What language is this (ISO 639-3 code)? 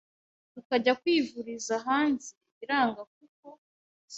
kin